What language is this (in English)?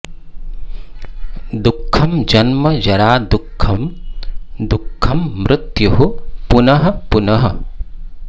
Sanskrit